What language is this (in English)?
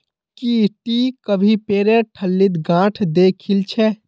Magahi